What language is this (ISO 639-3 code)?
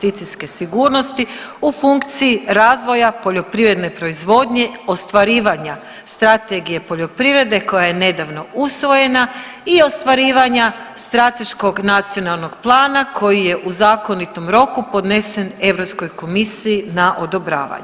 hrv